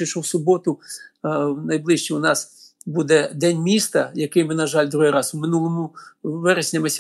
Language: Ukrainian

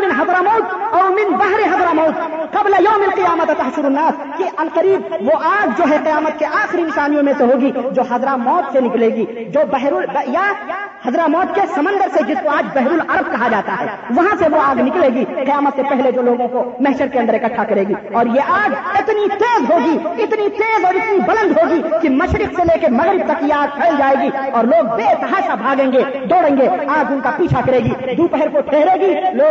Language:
Urdu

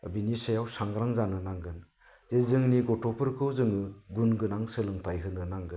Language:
Bodo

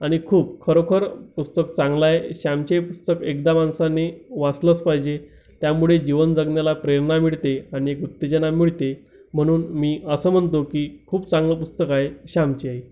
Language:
Marathi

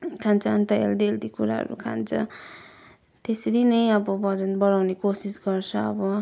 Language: Nepali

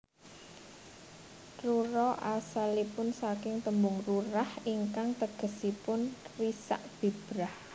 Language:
Javanese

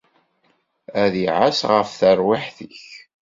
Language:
Kabyle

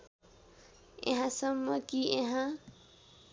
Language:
Nepali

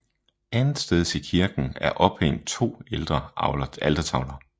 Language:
Danish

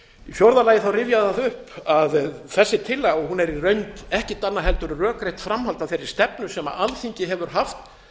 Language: Icelandic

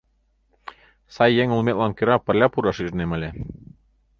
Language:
Mari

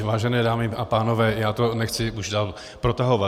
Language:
Czech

